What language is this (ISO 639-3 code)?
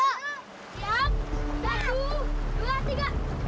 ind